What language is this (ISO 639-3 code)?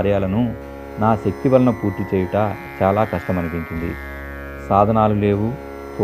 tel